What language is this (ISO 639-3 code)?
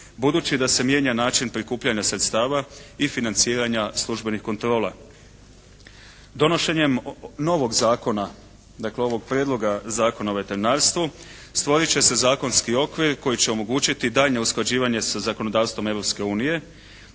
hrv